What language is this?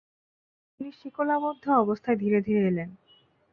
Bangla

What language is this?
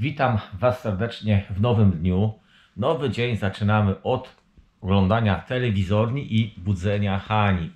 Polish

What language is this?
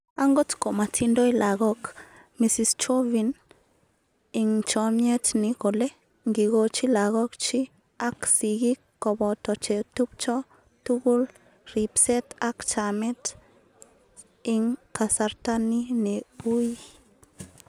Kalenjin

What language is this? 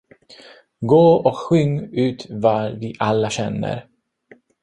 Swedish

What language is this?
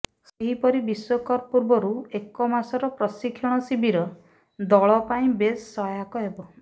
Odia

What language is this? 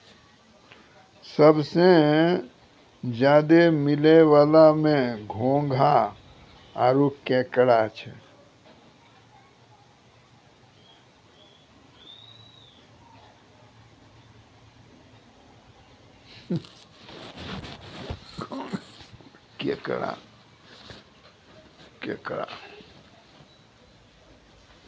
Maithili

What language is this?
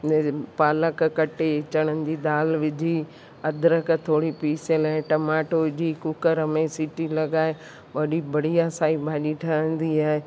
Sindhi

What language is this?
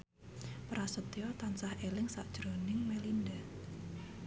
Javanese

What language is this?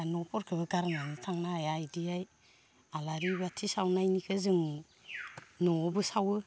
Bodo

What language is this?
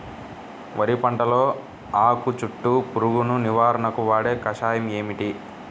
Telugu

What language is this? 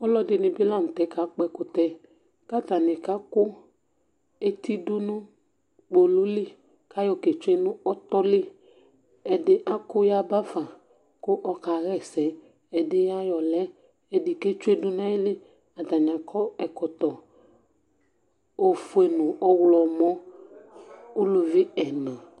Ikposo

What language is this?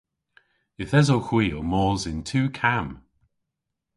Cornish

